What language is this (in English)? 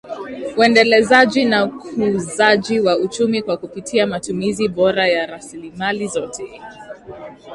Swahili